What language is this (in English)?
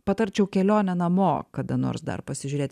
Lithuanian